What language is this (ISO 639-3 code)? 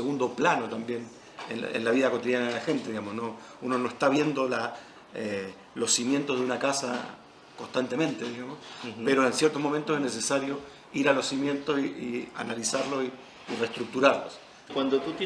spa